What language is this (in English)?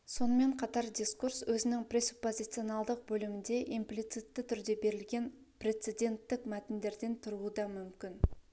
Kazakh